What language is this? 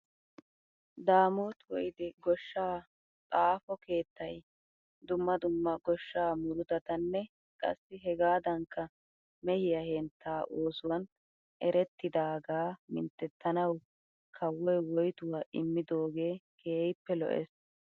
Wolaytta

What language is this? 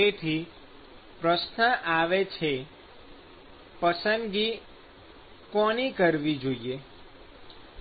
Gujarati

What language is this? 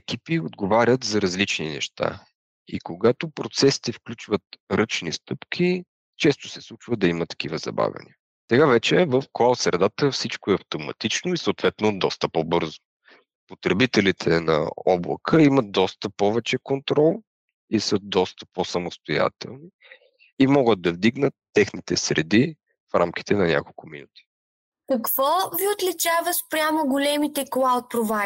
Bulgarian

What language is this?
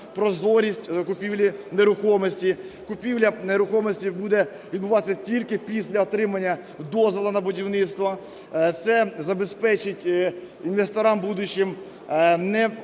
Ukrainian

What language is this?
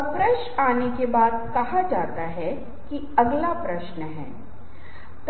Hindi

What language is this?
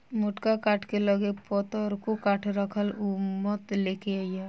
Bhojpuri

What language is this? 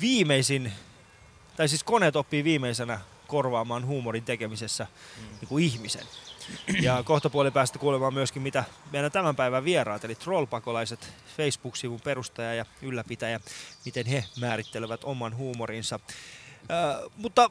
Finnish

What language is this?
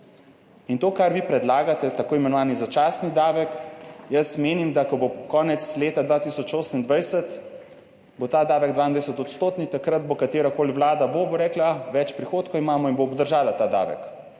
Slovenian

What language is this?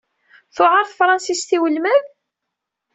Kabyle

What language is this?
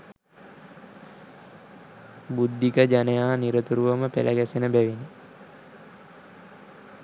Sinhala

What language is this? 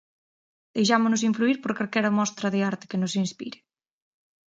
Galician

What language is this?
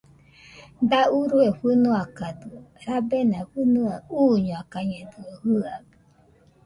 Nüpode Huitoto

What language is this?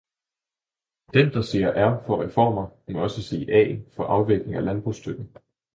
Danish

